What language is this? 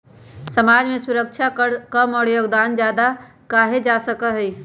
Magahi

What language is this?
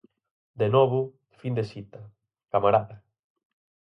Galician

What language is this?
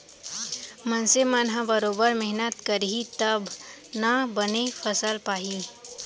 Chhattisgarhi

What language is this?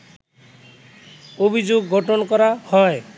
Bangla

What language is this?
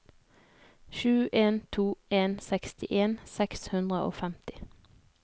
Norwegian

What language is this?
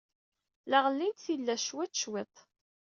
Kabyle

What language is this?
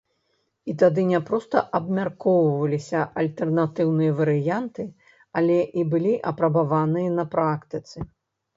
Belarusian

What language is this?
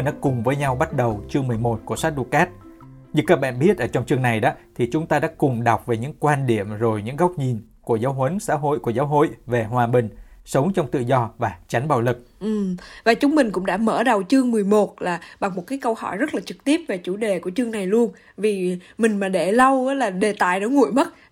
Vietnamese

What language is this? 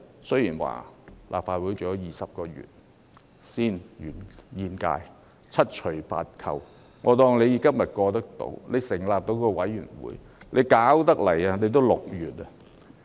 Cantonese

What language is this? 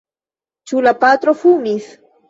Esperanto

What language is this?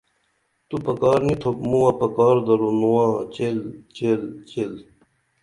Dameli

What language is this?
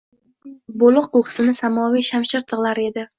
Uzbek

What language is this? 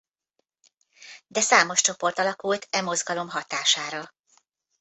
Hungarian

